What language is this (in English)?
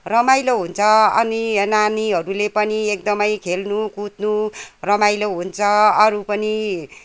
Nepali